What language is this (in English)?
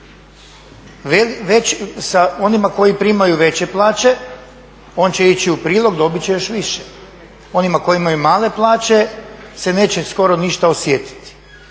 Croatian